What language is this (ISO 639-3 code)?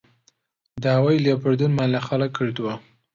ckb